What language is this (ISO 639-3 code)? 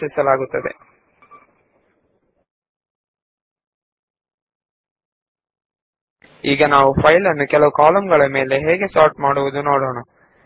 kan